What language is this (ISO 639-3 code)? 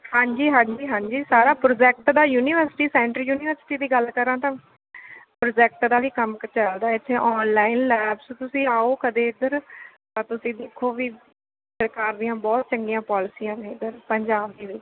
pan